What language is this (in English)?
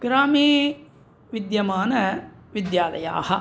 Sanskrit